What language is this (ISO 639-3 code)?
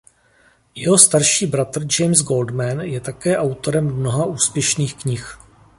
ces